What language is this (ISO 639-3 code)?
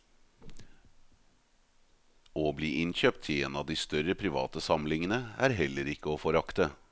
nor